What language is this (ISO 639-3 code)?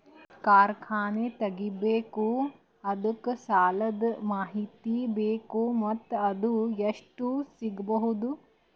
kan